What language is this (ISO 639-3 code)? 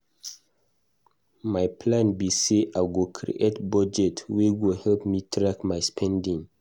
pcm